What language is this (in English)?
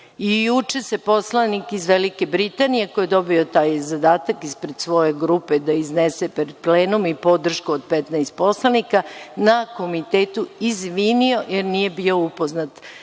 Serbian